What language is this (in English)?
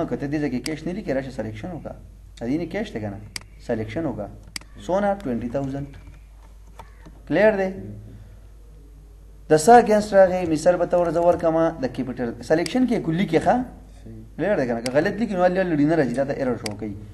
Arabic